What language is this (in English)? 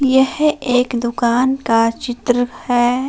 Hindi